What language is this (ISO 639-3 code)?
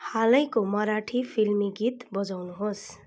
nep